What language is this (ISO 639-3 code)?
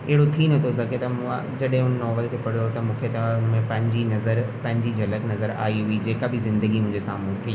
snd